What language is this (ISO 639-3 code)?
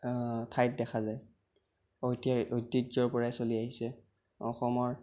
asm